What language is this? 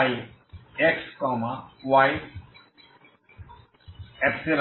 Bangla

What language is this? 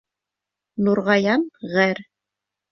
Bashkir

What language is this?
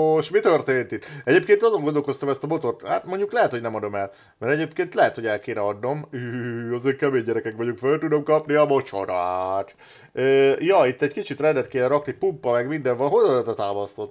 Hungarian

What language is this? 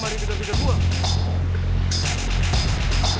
Indonesian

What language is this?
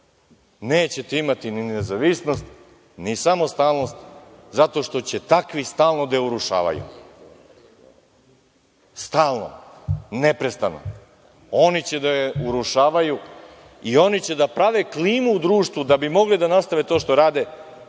Serbian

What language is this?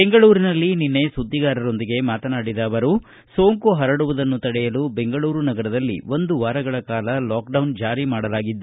Kannada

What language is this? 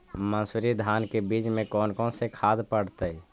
Magahi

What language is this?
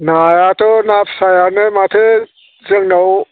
Bodo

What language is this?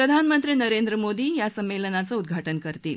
Marathi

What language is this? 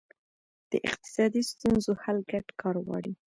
Pashto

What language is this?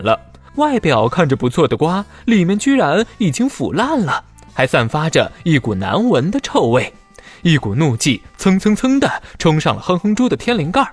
Chinese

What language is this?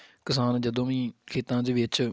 Punjabi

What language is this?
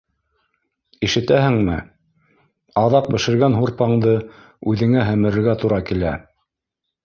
Bashkir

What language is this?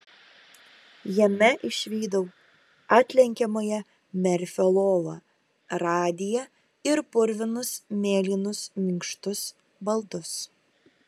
Lithuanian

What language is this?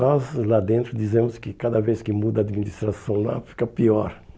Portuguese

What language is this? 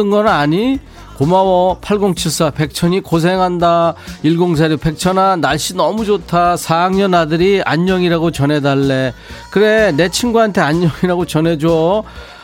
Korean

